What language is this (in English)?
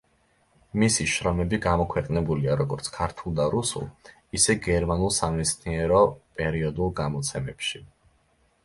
Georgian